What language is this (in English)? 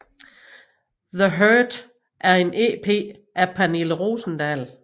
Danish